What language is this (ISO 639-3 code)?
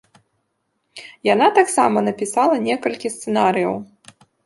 bel